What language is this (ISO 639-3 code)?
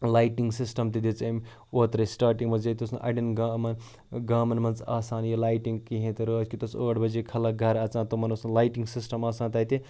kas